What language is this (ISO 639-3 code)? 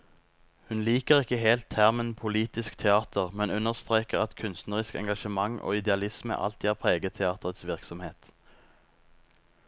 nor